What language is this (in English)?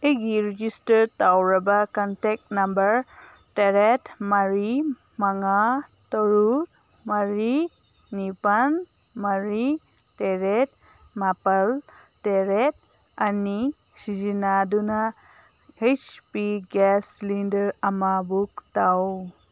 Manipuri